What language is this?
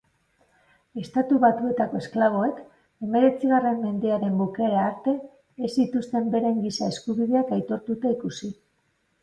Basque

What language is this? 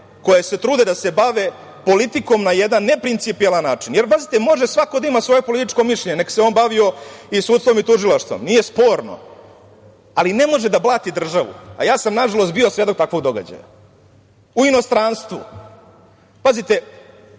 Serbian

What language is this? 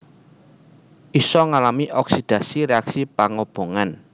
Javanese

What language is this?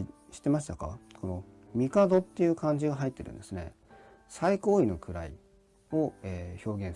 Japanese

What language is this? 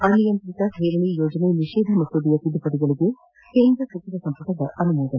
Kannada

